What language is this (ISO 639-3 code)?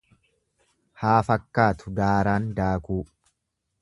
orm